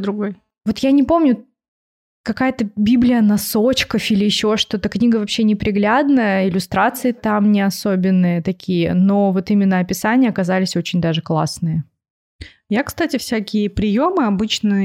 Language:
Russian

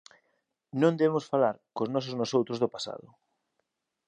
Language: Galician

